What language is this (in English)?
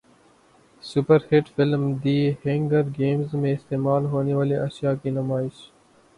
Urdu